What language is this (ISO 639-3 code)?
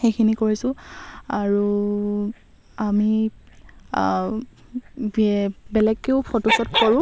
asm